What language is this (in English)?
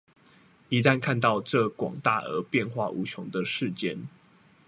Chinese